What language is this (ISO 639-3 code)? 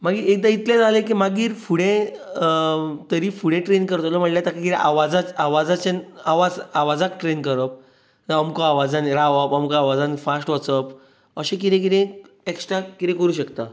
kok